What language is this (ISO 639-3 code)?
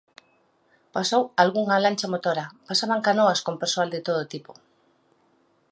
glg